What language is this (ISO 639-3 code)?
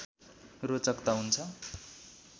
nep